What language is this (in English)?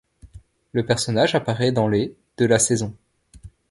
French